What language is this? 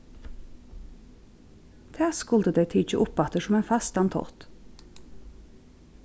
Faroese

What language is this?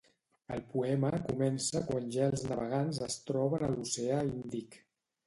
Catalan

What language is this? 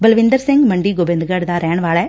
Punjabi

